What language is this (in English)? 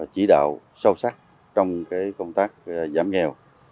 Vietnamese